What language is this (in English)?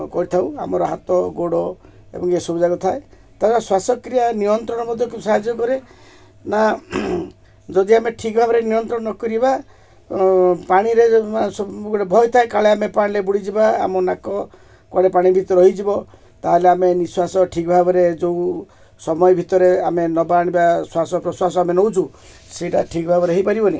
Odia